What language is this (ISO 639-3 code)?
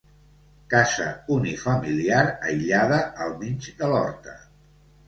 cat